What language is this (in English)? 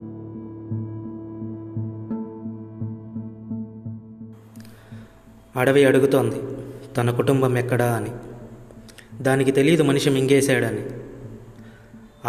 Telugu